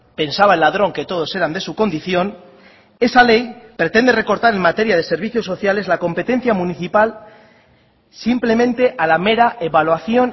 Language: Spanish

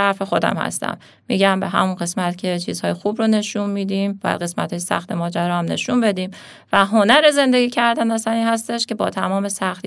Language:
Persian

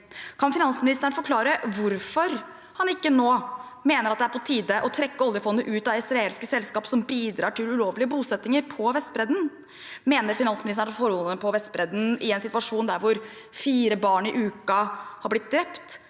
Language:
Norwegian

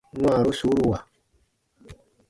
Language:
Baatonum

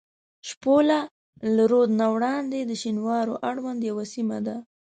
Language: Pashto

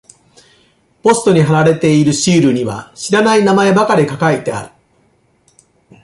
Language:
Japanese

